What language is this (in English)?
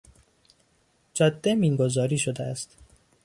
Persian